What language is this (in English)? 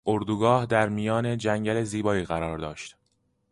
Persian